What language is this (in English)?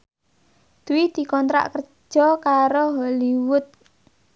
Javanese